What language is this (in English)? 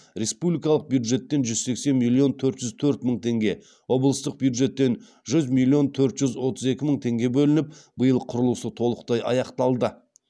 Kazakh